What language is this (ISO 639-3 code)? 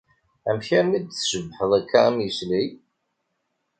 kab